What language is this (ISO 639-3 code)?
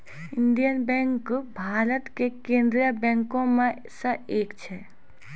mai